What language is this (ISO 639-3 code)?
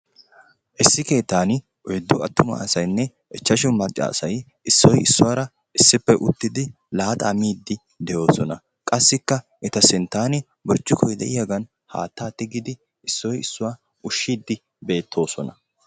wal